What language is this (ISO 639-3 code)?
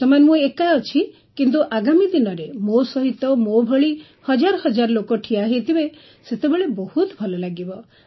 ori